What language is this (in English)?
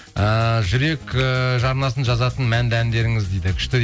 Kazakh